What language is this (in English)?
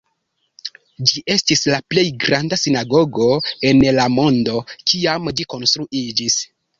Esperanto